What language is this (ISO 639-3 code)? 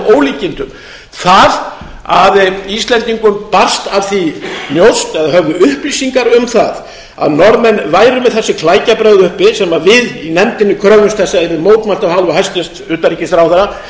isl